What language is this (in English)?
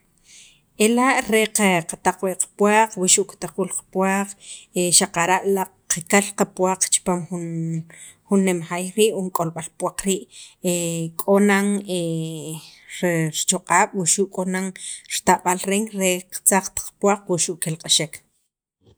Sacapulteco